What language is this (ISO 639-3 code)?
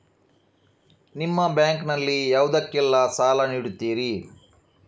kan